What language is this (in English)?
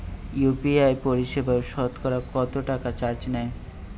Bangla